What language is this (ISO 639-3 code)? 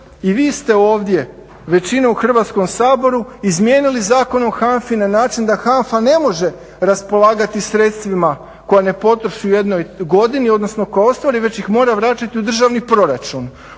hrv